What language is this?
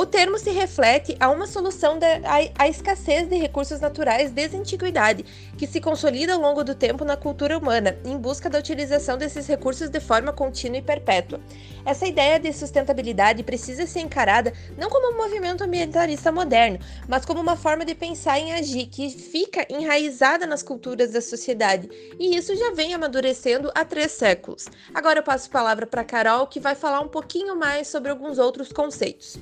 Portuguese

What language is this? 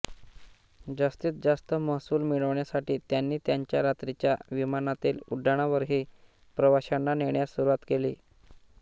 Marathi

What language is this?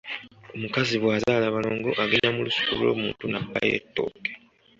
Ganda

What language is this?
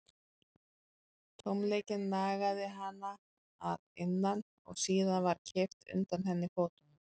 Icelandic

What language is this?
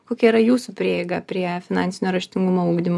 Lithuanian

